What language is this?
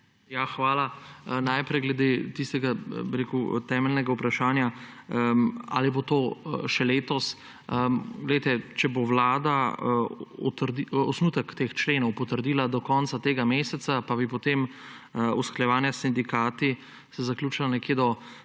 Slovenian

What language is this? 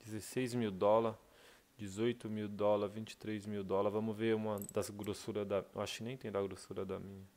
Portuguese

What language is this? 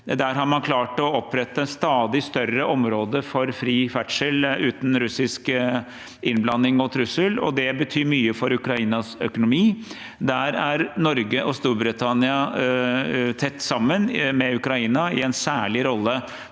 Norwegian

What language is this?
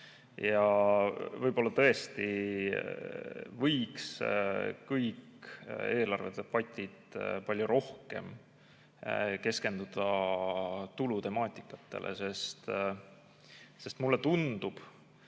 Estonian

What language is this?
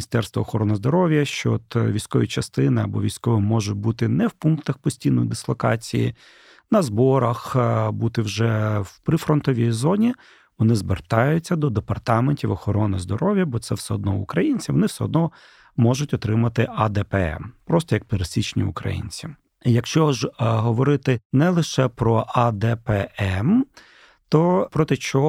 Ukrainian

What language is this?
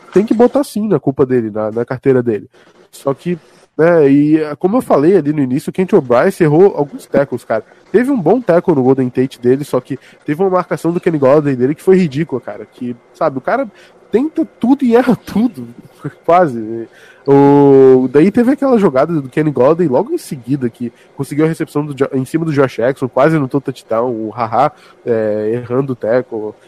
Portuguese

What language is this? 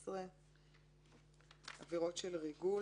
Hebrew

